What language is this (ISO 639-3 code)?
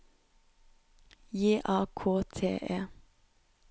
nor